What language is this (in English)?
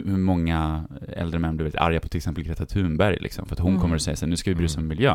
Swedish